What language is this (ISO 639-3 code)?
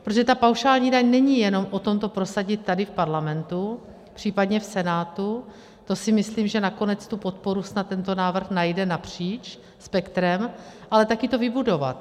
ces